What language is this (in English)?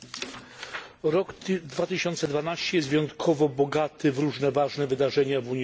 Polish